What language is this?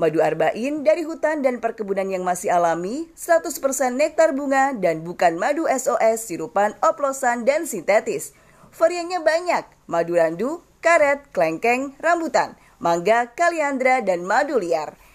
Indonesian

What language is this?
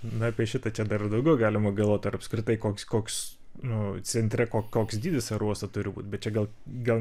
Lithuanian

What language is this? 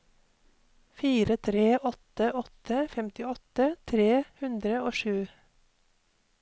Norwegian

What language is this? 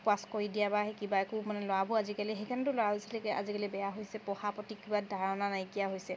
Assamese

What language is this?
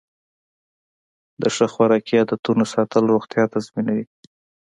Pashto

